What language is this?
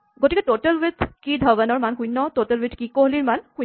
Assamese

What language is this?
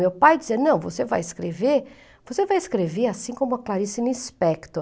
Portuguese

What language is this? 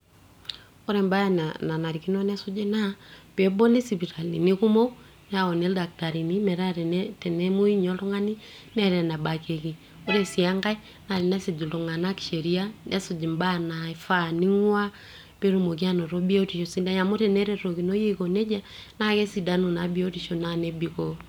Masai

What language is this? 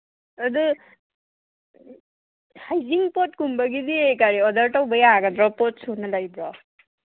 Manipuri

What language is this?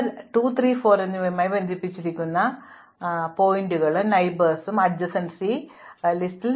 Malayalam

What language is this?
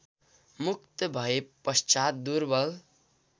Nepali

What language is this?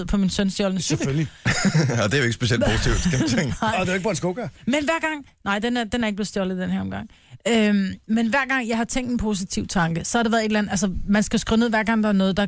Danish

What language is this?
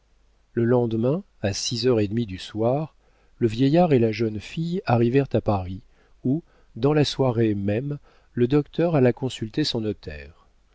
French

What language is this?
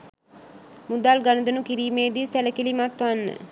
Sinhala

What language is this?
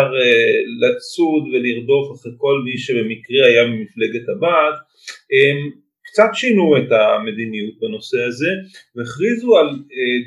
Hebrew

